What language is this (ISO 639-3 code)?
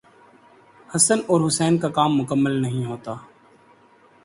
urd